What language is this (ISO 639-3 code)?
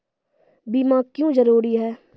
mai